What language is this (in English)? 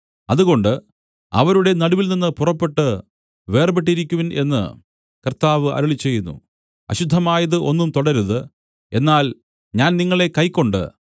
Malayalam